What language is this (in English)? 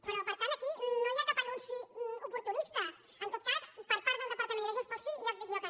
Catalan